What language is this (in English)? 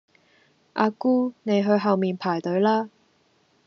Cantonese